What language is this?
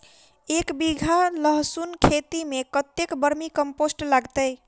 Maithili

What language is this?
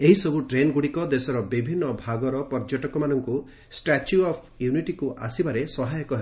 Odia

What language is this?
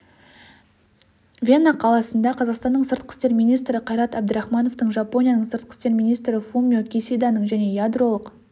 Kazakh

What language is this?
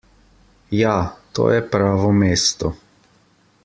Slovenian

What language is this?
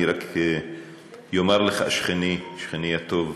Hebrew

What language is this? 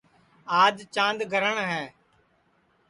Sansi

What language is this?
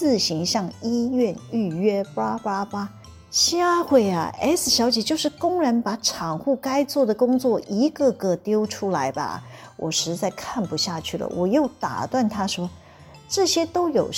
Chinese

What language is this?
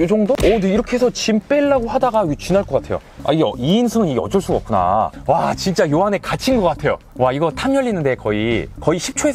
Korean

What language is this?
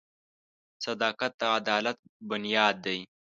Pashto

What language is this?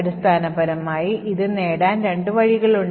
Malayalam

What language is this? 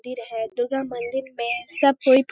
Hindi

